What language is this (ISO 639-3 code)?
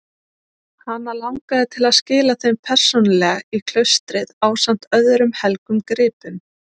isl